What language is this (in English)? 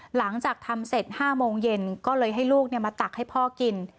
Thai